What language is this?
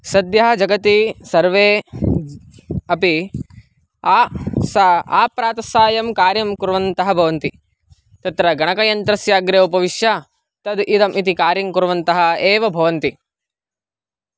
Sanskrit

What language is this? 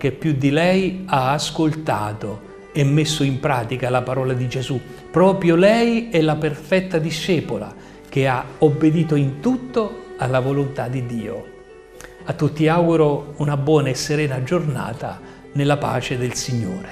Italian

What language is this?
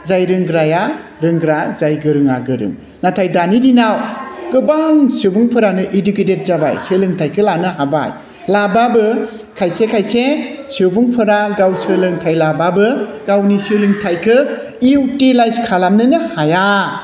Bodo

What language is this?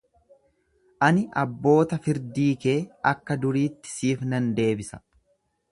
Oromo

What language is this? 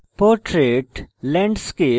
Bangla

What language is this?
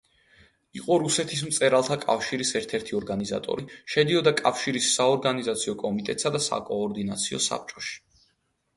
Georgian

